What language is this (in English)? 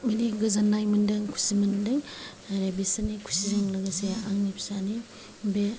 Bodo